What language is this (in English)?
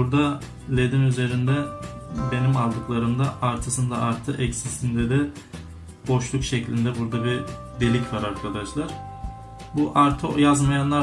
Turkish